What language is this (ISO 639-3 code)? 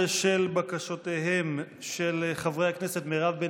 heb